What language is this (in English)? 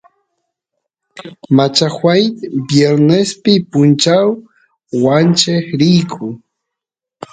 Santiago del Estero Quichua